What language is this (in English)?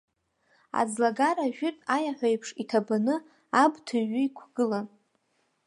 Abkhazian